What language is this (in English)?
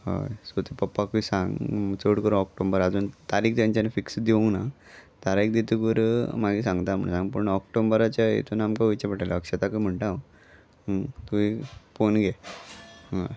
Konkani